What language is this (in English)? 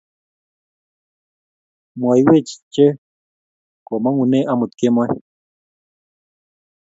Kalenjin